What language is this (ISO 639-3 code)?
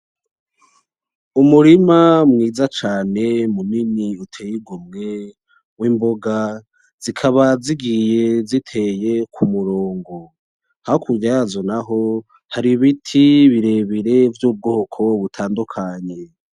run